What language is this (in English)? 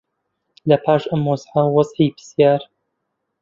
Central Kurdish